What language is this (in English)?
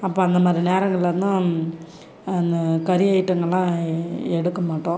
Tamil